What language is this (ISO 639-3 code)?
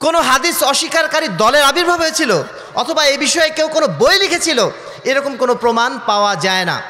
ara